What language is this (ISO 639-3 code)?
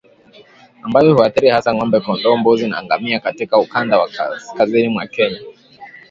swa